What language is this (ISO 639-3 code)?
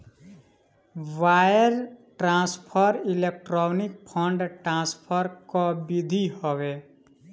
bho